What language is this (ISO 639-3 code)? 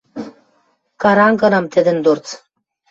mrj